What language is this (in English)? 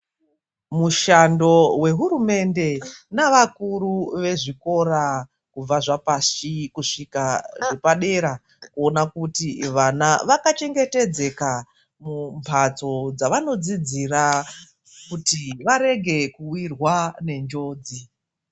Ndau